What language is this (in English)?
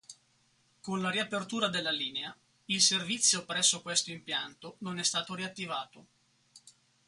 Italian